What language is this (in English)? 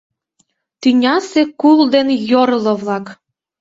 Mari